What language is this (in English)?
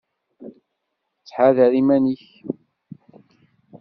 Kabyle